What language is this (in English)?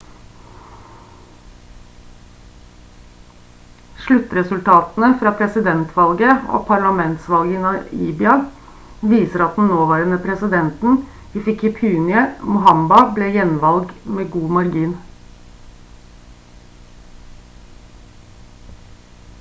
Norwegian Bokmål